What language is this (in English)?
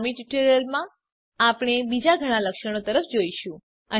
Gujarati